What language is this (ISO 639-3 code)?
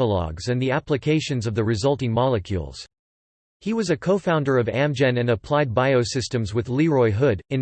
eng